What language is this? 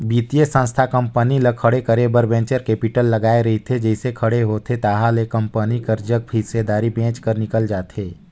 Chhattisgarhi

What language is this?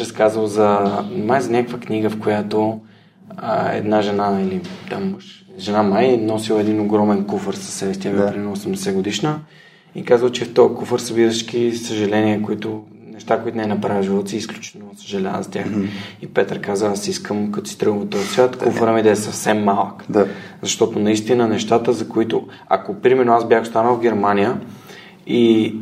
Bulgarian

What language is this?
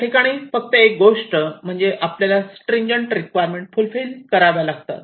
Marathi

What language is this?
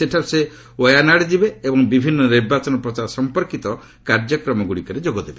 Odia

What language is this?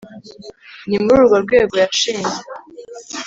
Kinyarwanda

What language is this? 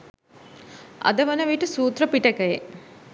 Sinhala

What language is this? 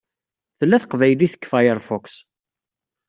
Kabyle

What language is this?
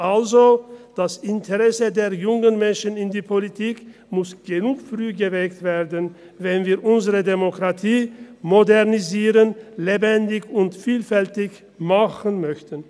Swiss German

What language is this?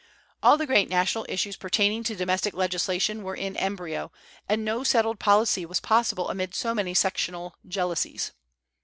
English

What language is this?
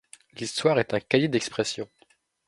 French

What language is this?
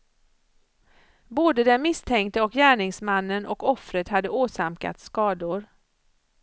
Swedish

